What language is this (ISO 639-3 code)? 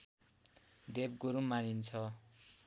nep